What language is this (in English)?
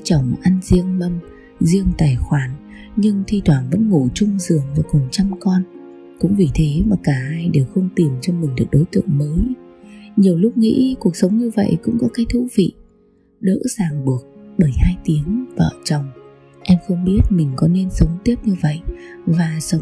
Vietnamese